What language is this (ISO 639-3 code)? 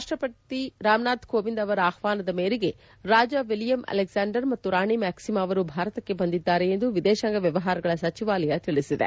kan